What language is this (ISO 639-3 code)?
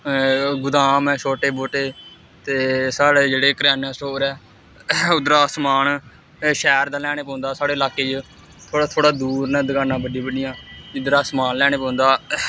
doi